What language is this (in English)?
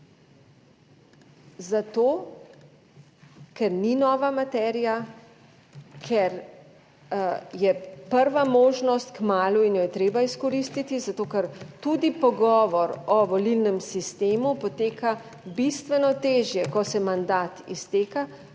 Slovenian